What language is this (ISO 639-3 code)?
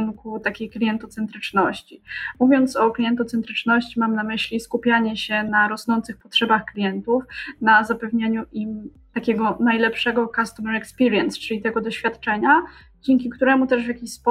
pol